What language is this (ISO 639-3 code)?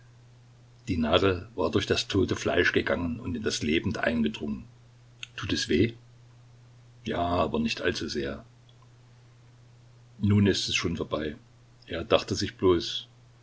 deu